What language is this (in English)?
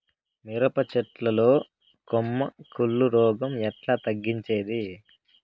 Telugu